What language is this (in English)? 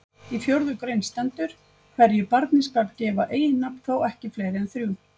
Icelandic